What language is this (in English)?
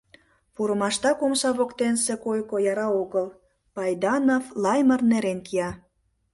Mari